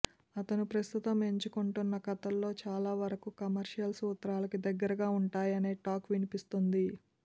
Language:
Telugu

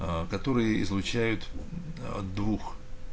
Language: Russian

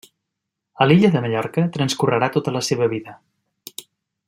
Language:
Catalan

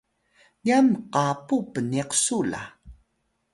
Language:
Atayal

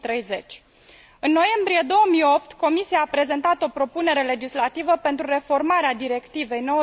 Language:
Romanian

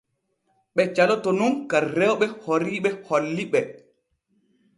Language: Borgu Fulfulde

